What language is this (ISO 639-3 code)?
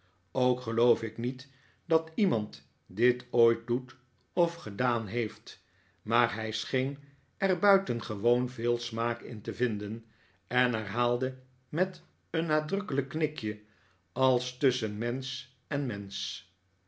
nld